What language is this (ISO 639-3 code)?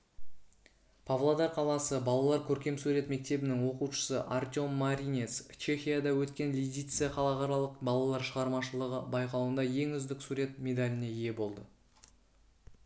kaz